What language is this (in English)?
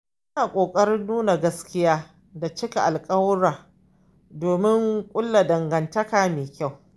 Hausa